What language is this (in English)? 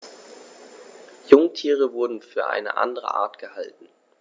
German